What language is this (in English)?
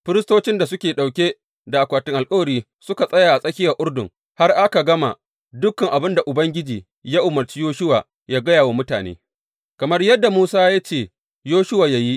Hausa